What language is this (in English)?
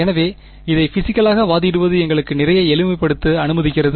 Tamil